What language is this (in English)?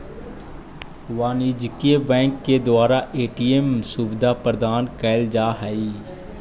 Magahi